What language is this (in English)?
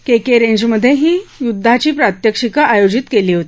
Marathi